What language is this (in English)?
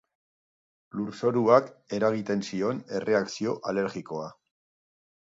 Basque